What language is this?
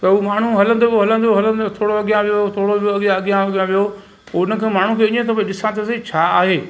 Sindhi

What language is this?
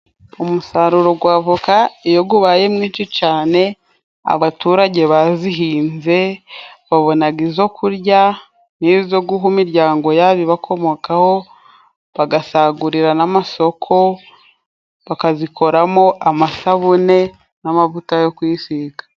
Kinyarwanda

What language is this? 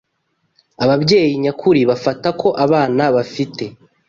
Kinyarwanda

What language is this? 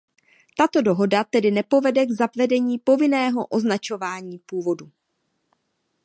Czech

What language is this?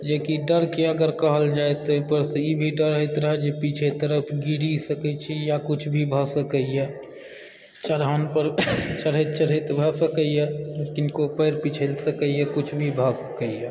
Maithili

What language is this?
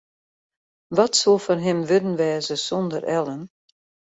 Western Frisian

